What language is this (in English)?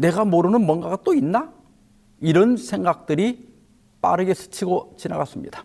Korean